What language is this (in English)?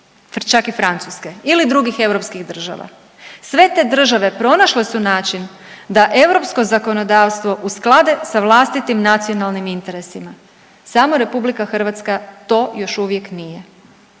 Croatian